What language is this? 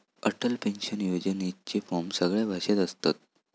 Marathi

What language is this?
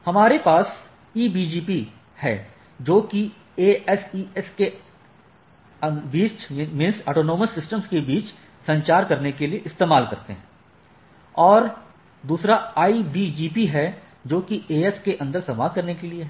Hindi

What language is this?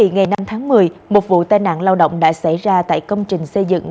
Vietnamese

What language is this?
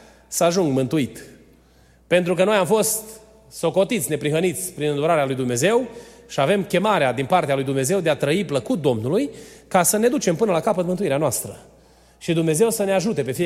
Romanian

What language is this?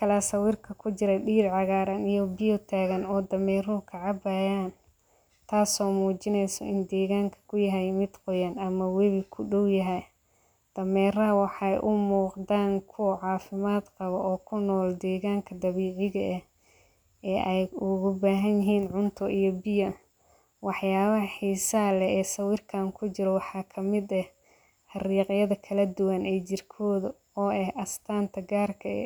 Somali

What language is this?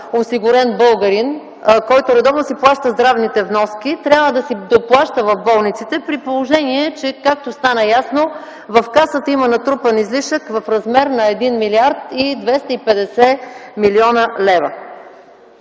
Bulgarian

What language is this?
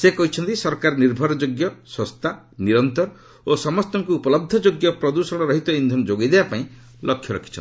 Odia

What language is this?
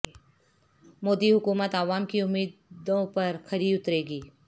Urdu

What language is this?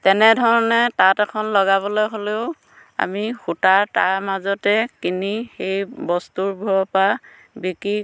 Assamese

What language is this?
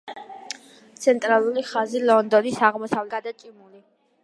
Georgian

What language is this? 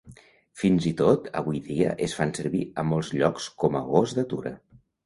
Catalan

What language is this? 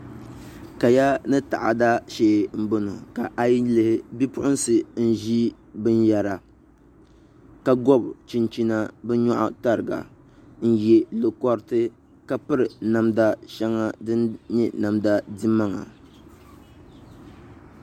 Dagbani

